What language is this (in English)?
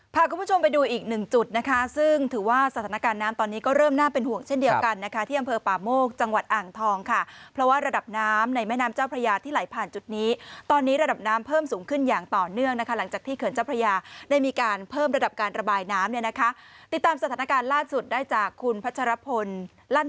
Thai